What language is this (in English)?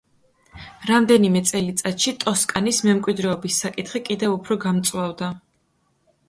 Georgian